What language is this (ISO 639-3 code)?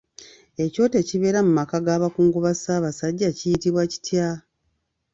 lug